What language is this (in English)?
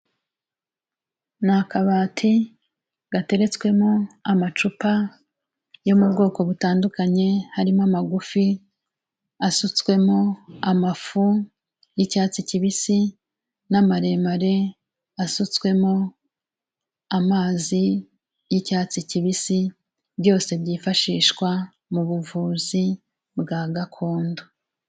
Kinyarwanda